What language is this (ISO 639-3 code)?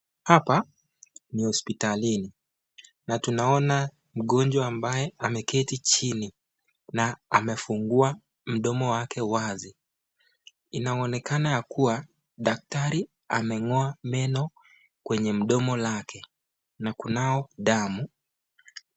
swa